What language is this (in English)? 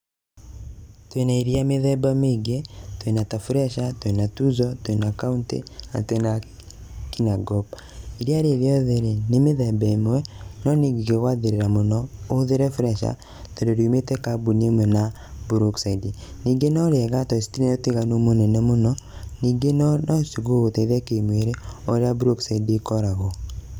Kikuyu